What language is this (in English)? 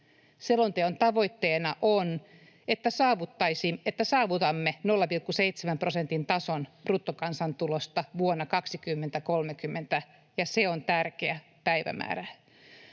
Finnish